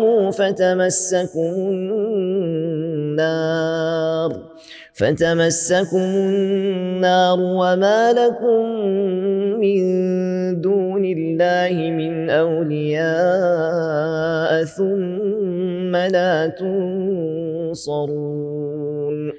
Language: Arabic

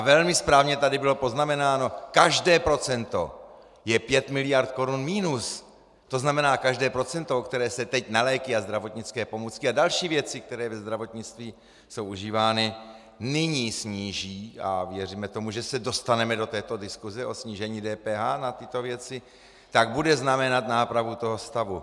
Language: Czech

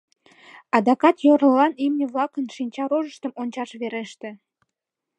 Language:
Mari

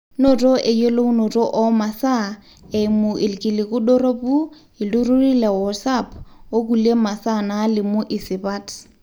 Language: Masai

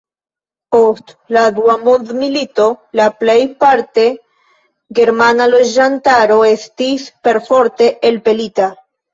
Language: Esperanto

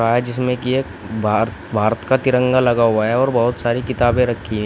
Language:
Hindi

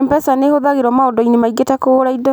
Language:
Kikuyu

